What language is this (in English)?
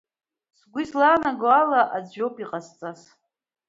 Abkhazian